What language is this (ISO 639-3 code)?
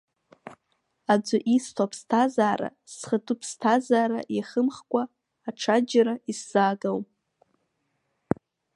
abk